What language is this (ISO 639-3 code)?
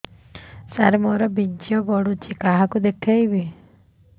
ori